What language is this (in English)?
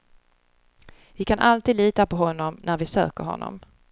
Swedish